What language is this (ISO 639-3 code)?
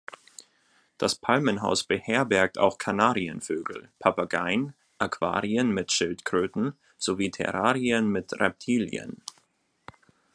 deu